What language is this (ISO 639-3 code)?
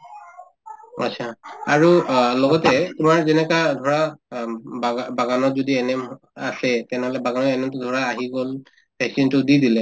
asm